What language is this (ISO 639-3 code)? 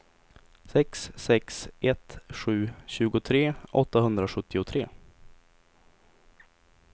swe